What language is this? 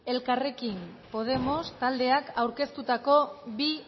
Basque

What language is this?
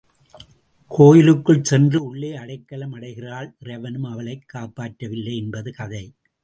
Tamil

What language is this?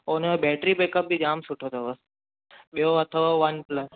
Sindhi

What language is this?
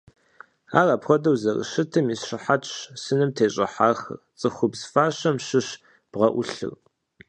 Kabardian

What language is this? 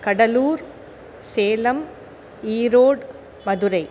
Sanskrit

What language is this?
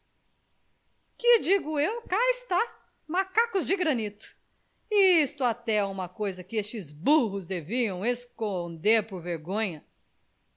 Portuguese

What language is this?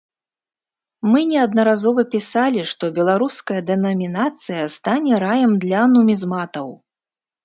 Belarusian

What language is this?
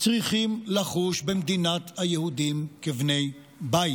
Hebrew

